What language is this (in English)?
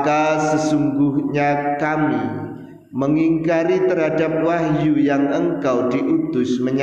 Indonesian